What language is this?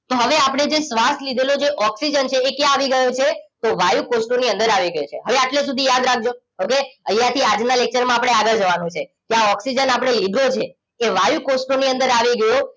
Gujarati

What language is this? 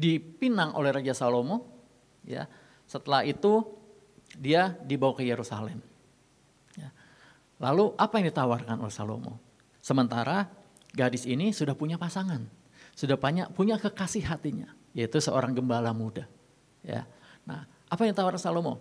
Indonesian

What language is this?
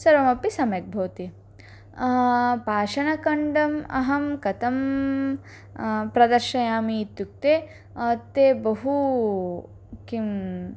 Sanskrit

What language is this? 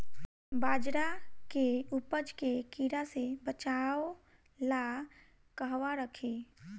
Bhojpuri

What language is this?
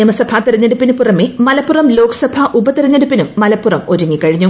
Malayalam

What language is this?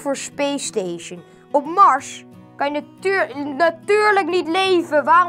Dutch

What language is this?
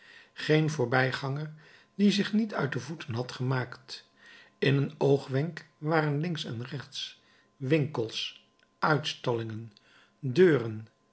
Dutch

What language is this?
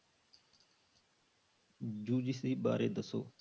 Punjabi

